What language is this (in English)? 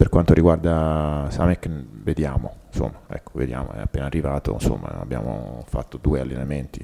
Italian